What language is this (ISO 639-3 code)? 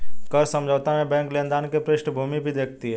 hin